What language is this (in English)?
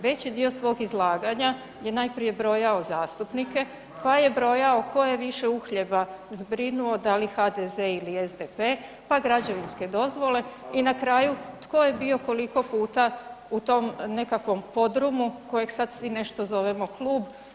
Croatian